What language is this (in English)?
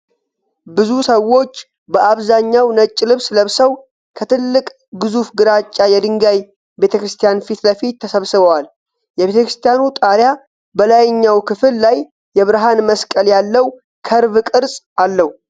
Amharic